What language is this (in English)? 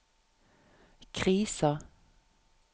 Norwegian